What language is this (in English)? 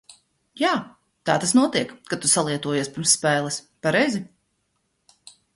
Latvian